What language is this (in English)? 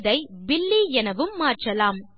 Tamil